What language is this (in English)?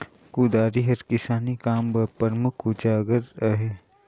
Chhattisgarhi